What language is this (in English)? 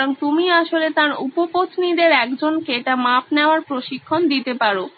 Bangla